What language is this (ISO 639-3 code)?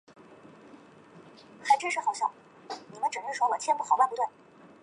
zho